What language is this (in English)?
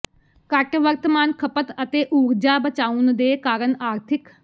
Punjabi